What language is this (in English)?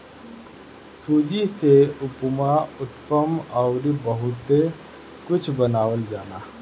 Bhojpuri